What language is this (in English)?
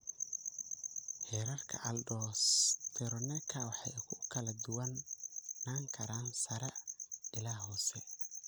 Somali